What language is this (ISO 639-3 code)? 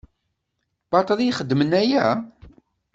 kab